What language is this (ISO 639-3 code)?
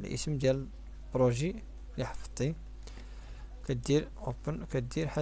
ara